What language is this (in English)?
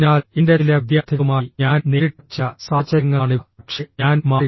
Malayalam